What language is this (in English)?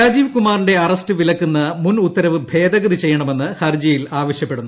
Malayalam